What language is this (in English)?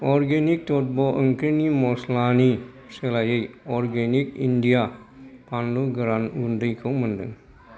Bodo